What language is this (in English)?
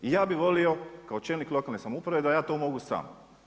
Croatian